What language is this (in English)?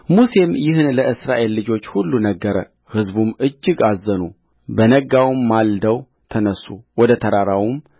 Amharic